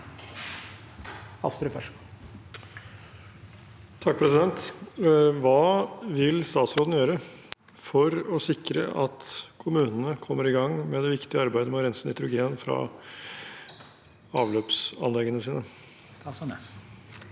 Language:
Norwegian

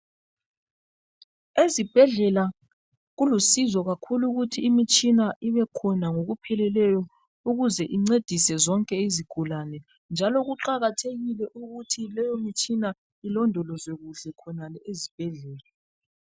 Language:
North Ndebele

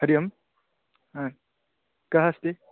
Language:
Sanskrit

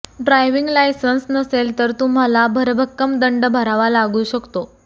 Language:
Marathi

